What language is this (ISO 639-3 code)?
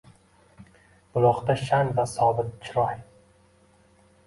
uzb